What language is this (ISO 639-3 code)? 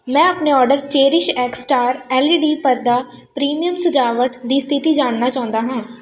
pan